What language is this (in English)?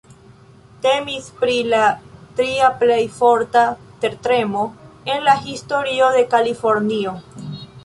Esperanto